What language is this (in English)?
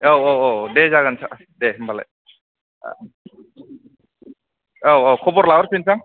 Bodo